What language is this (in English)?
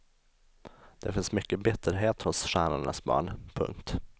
Swedish